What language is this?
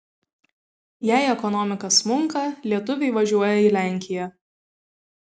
Lithuanian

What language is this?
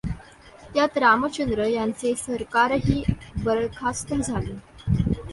Marathi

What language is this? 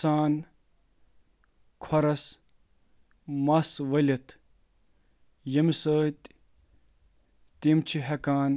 Kashmiri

